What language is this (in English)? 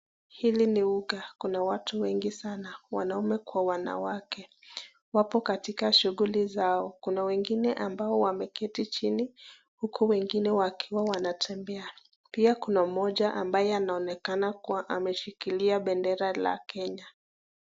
Swahili